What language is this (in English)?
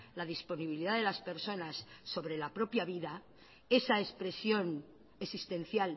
Spanish